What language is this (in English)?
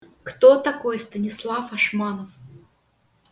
Russian